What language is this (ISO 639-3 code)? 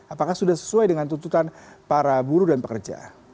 ind